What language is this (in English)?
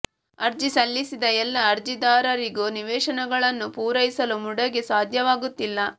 Kannada